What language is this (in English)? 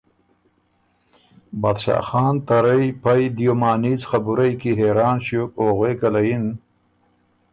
Ormuri